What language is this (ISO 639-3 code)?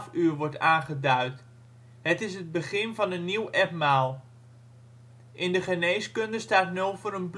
nld